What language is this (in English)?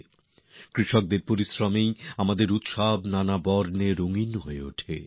Bangla